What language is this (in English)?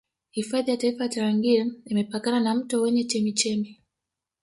Swahili